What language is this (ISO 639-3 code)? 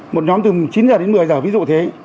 vie